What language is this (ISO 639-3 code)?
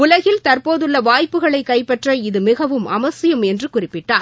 tam